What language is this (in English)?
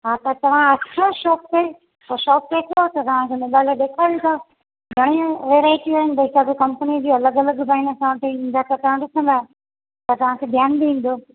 Sindhi